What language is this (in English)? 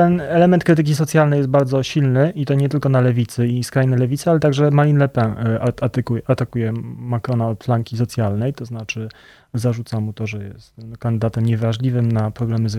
Polish